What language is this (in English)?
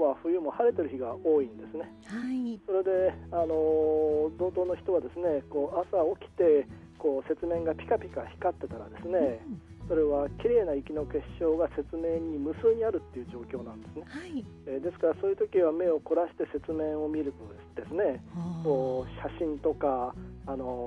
Japanese